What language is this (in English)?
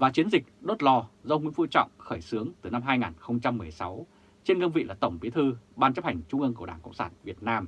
Vietnamese